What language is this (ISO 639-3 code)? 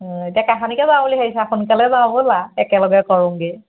asm